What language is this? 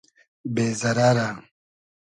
Hazaragi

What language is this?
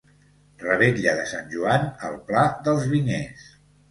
Catalan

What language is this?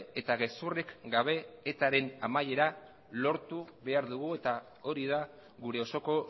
Basque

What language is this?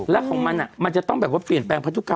Thai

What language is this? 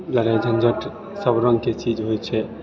Maithili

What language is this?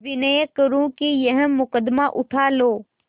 Hindi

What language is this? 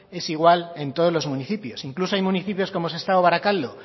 Spanish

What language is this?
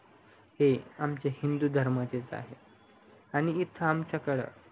Marathi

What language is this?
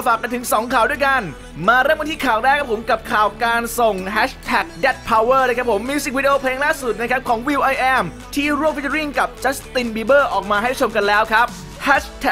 Thai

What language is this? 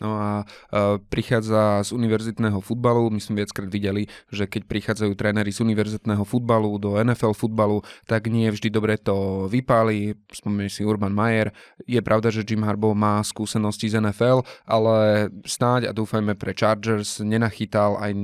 Slovak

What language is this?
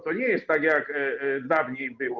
Polish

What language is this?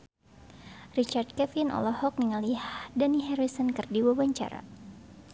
Sundanese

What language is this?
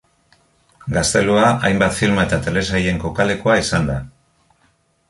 Basque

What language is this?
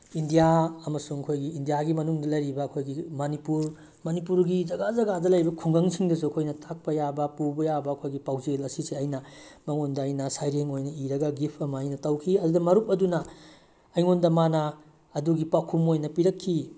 Manipuri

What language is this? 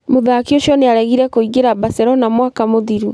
Kikuyu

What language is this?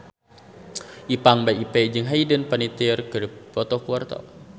Sundanese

